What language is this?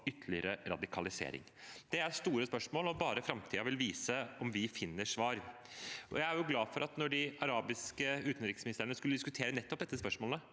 Norwegian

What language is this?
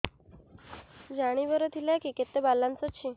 Odia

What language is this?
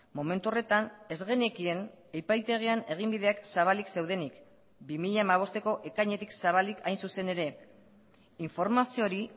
Basque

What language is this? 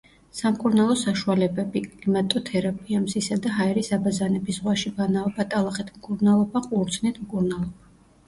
Georgian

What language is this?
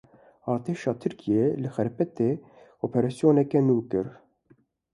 Kurdish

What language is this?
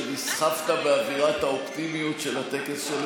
Hebrew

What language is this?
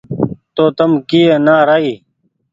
Goaria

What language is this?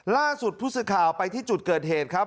Thai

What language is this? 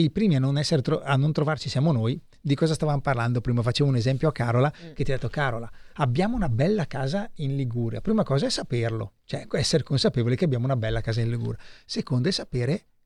Italian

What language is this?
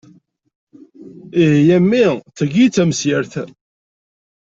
Kabyle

